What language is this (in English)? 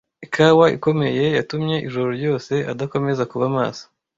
Kinyarwanda